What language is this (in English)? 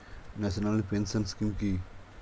Bangla